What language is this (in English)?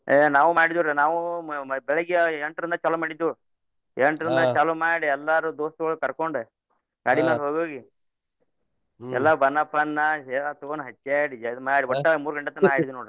Kannada